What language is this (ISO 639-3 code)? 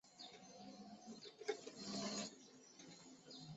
zho